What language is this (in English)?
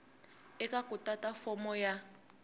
Tsonga